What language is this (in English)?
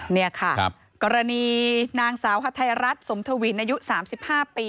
Thai